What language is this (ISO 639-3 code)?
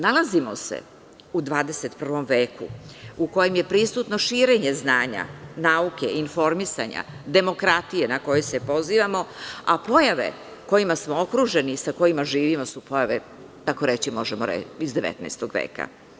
srp